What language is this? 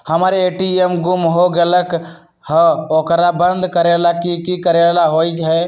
Magahi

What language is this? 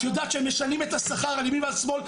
Hebrew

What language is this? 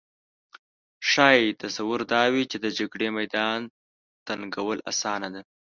Pashto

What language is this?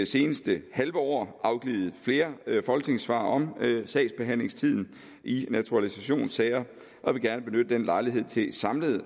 Danish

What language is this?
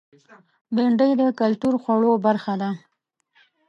Pashto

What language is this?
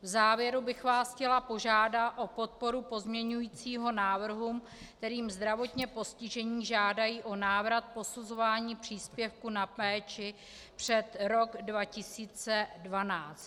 Czech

